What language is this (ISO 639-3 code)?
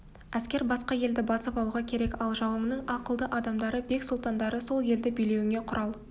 kaz